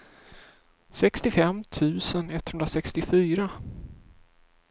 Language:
Swedish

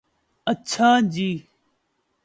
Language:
Urdu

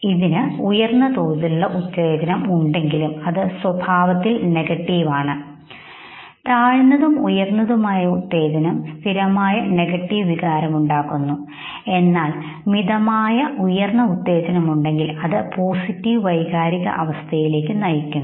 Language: Malayalam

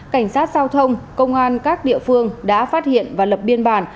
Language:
Vietnamese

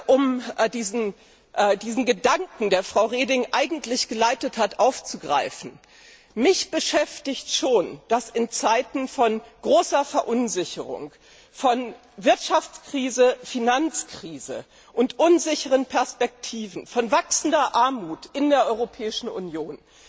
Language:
German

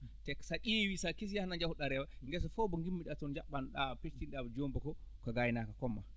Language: Fula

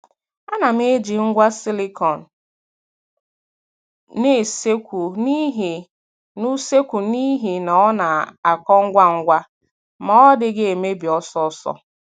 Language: Igbo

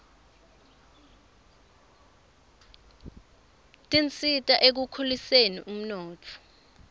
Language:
Swati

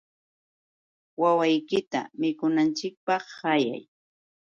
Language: Yauyos Quechua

